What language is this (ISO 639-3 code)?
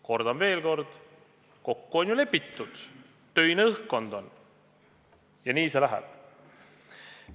est